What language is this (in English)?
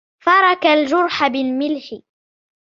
Arabic